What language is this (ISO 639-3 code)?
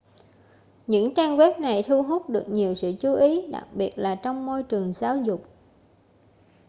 vie